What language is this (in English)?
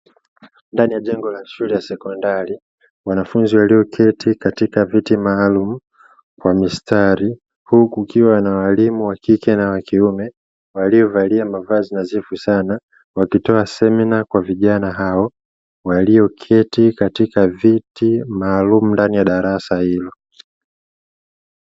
Swahili